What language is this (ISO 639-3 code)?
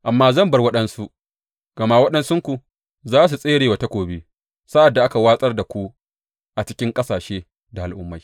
hau